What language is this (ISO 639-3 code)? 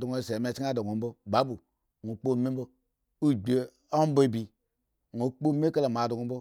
ego